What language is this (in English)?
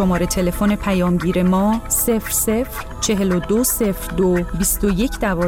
Persian